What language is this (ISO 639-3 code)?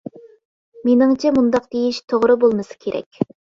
uig